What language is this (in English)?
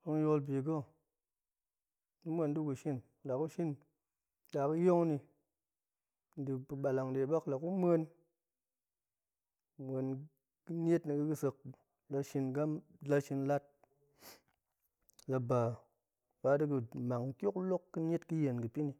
Goemai